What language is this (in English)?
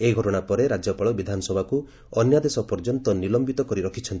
Odia